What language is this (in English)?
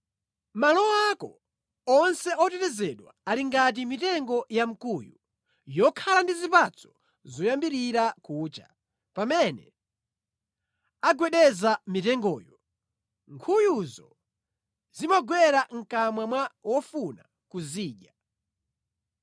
Nyanja